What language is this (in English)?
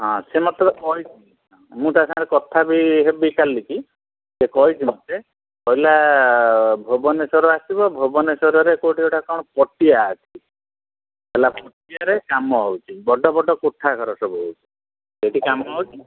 Odia